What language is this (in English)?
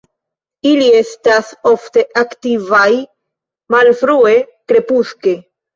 Esperanto